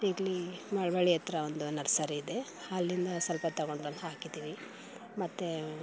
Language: Kannada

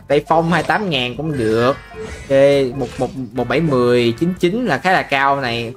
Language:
Vietnamese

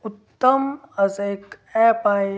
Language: Marathi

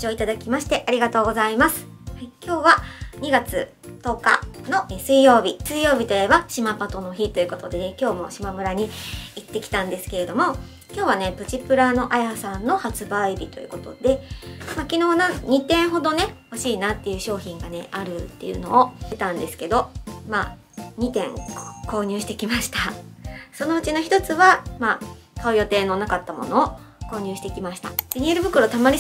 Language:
Japanese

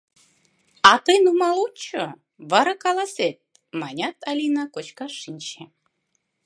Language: Mari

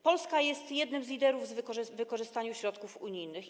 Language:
Polish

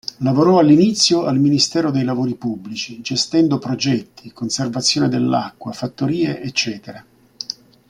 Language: Italian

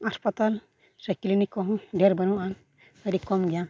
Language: Santali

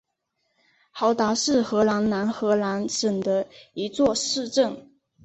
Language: Chinese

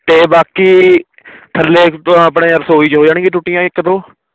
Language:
Punjabi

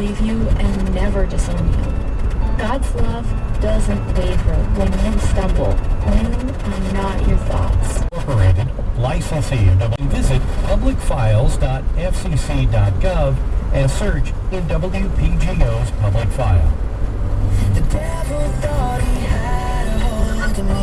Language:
English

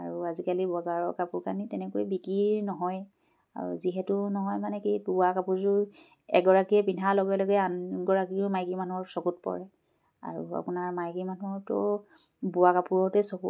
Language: Assamese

